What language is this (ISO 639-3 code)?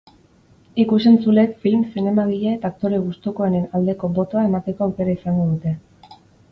eus